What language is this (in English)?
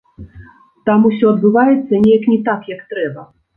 Belarusian